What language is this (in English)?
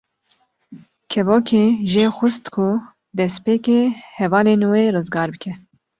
Kurdish